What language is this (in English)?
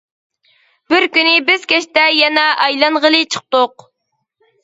Uyghur